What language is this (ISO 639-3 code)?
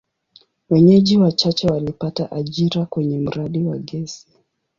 swa